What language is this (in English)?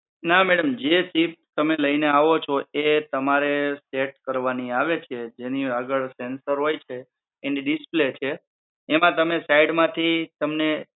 Gujarati